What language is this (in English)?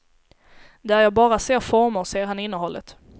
Swedish